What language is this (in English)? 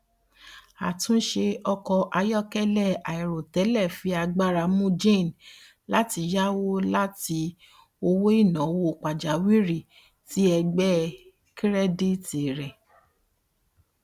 Yoruba